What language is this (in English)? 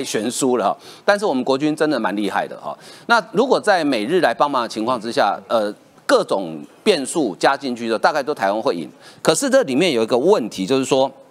Chinese